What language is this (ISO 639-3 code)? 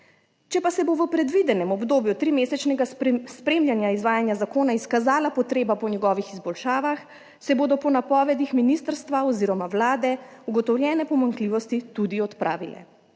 slv